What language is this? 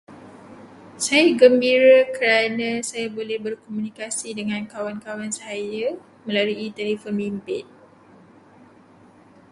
Malay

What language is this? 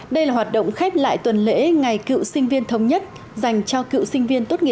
Vietnamese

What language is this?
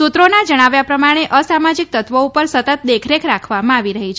Gujarati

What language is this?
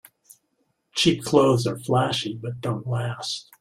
English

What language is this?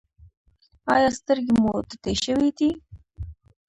Pashto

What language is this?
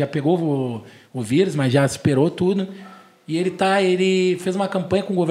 Portuguese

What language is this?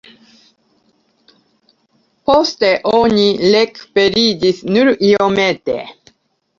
Esperanto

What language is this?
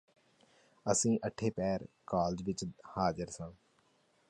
Punjabi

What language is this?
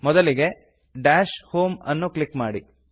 Kannada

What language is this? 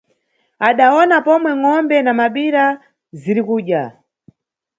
Nyungwe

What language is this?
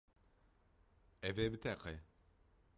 Kurdish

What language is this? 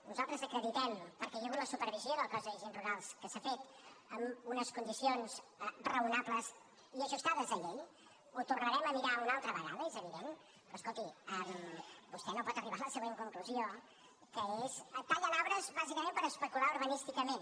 Catalan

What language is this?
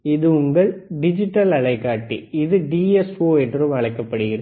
Tamil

